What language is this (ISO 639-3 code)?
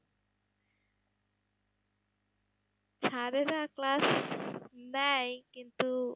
ben